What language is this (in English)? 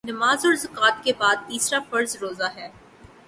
Urdu